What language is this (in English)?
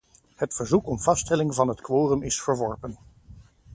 Dutch